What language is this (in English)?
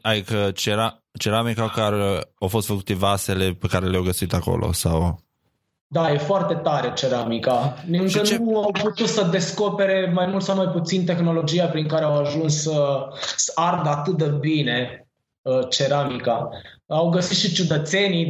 Romanian